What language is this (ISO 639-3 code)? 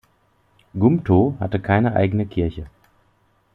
deu